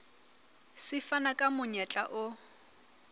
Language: Southern Sotho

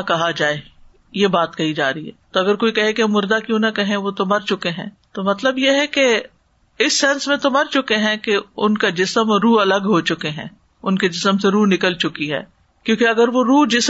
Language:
Urdu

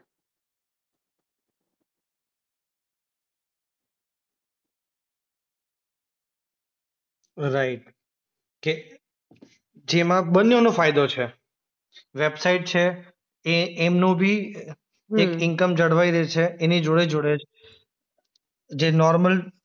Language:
Gujarati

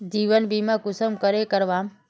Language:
Magahi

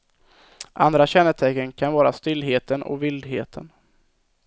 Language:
Swedish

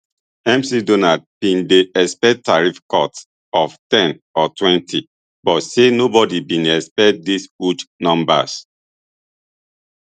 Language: Nigerian Pidgin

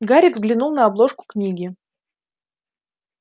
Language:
Russian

